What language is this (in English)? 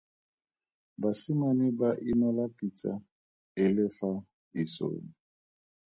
Tswana